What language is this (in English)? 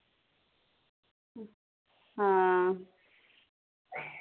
Dogri